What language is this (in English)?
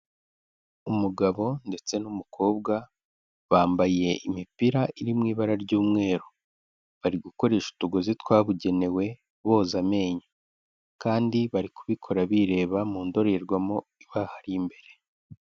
Kinyarwanda